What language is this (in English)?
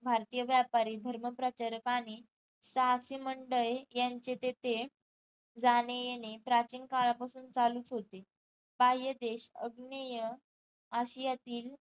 Marathi